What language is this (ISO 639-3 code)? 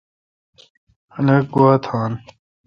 xka